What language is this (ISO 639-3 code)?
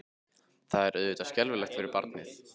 isl